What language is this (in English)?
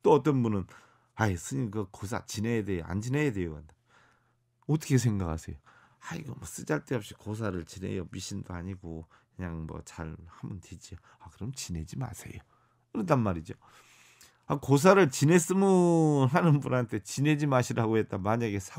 Korean